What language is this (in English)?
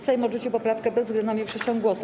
Polish